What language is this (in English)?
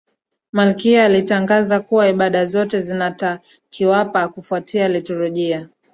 Swahili